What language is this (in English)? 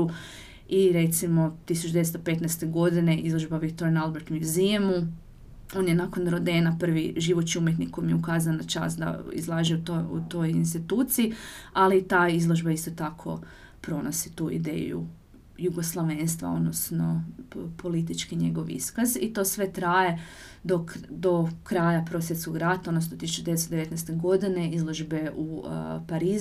Croatian